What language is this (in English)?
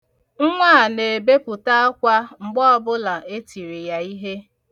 Igbo